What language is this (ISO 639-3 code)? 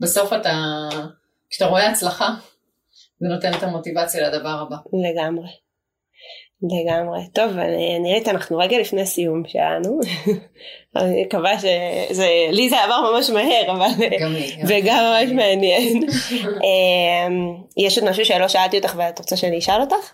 heb